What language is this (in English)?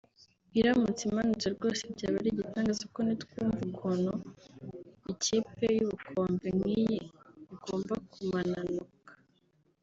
Kinyarwanda